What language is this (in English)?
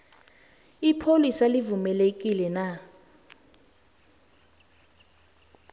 South Ndebele